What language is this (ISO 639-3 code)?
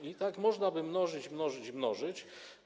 pol